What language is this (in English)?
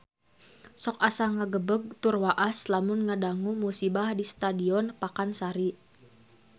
Sundanese